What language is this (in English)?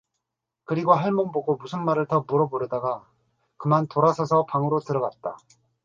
Korean